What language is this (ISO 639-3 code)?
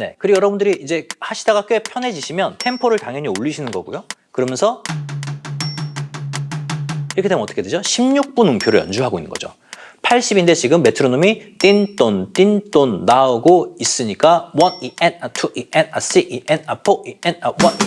kor